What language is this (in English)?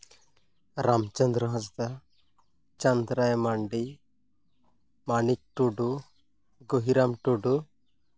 Santali